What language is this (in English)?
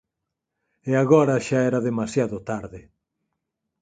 Galician